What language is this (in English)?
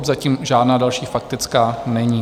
Czech